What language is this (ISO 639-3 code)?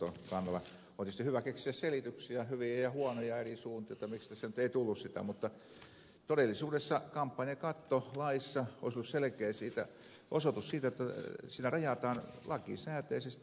fin